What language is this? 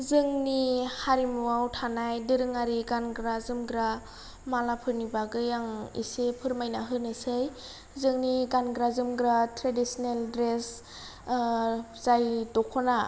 Bodo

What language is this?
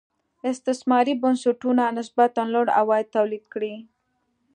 Pashto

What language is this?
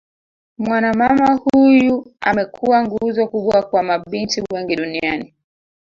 Swahili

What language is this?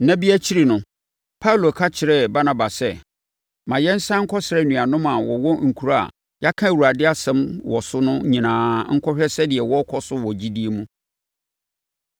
Akan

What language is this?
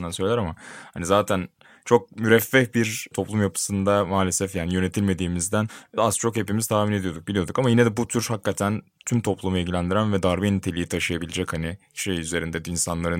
Turkish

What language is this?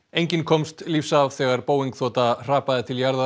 Icelandic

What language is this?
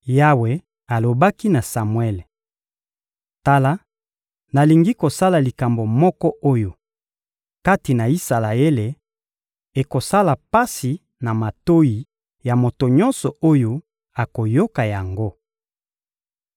Lingala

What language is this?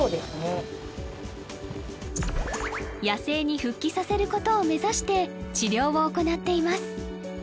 Japanese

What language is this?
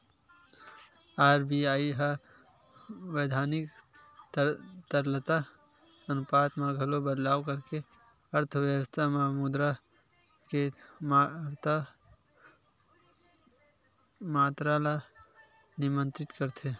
Chhattisgarhi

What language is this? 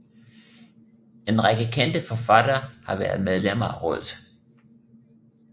Danish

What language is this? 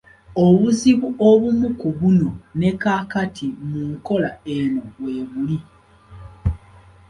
Ganda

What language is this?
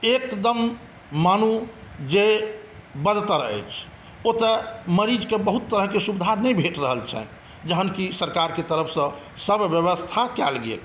Maithili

